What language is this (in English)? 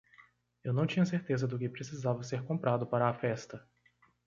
Portuguese